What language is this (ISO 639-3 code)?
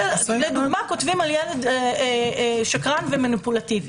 heb